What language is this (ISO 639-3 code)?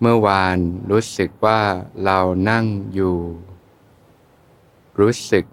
tha